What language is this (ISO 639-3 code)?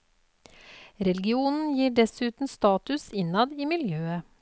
nor